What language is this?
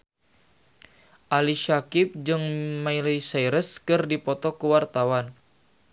Sundanese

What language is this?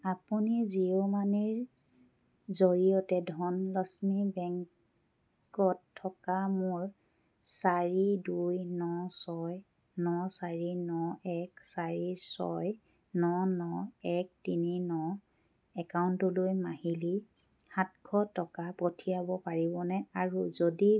Assamese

